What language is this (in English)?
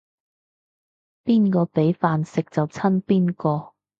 Cantonese